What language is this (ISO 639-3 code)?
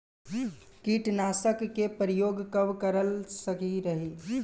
bho